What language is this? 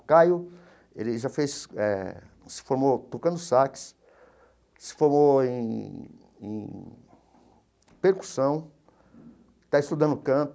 Portuguese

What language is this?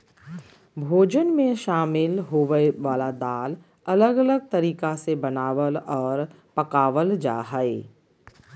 Magahi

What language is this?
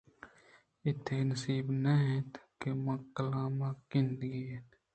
Eastern Balochi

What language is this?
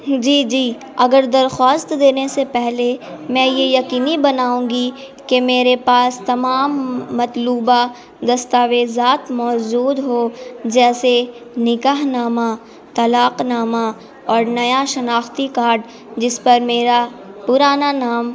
Urdu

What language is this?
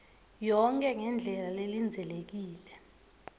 Swati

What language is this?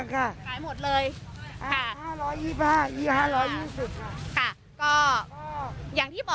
Thai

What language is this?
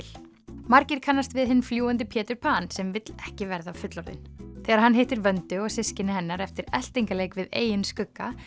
Icelandic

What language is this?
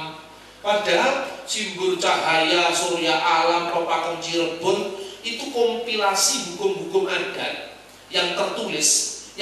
Indonesian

